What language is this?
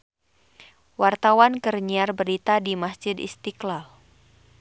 Sundanese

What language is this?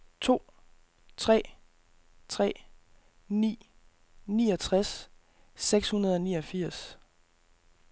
Danish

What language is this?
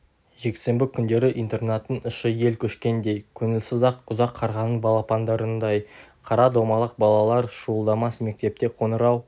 Kazakh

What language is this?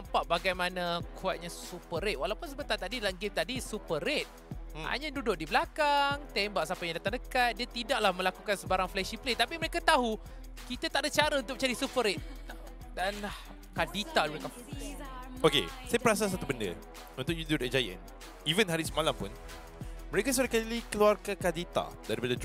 Malay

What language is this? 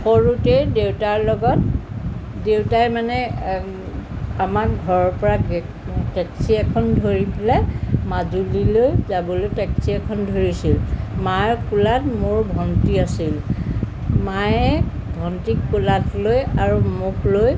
Assamese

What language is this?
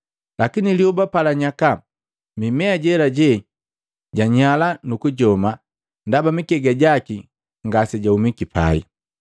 Matengo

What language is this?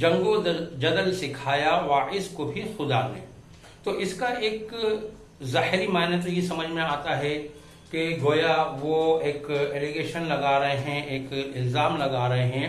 Urdu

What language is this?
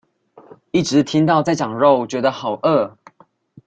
Chinese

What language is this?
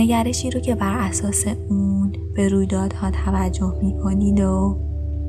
Persian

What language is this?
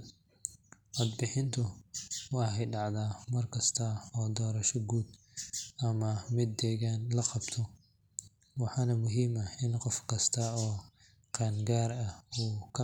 Somali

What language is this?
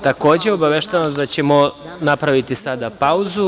Serbian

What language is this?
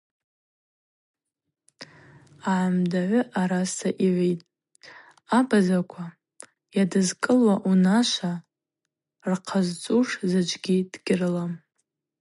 Abaza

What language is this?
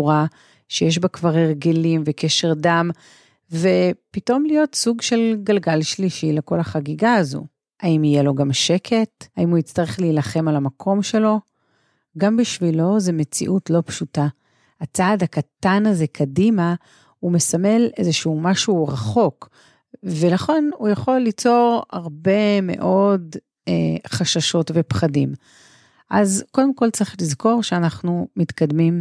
Hebrew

